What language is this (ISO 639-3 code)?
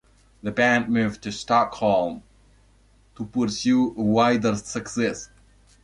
eng